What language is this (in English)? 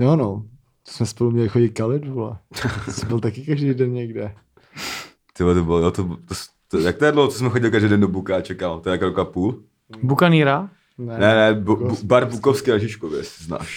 Czech